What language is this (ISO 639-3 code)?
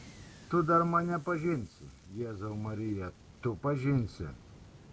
lit